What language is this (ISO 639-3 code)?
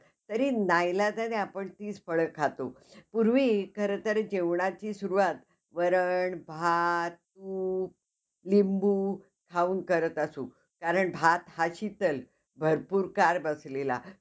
mar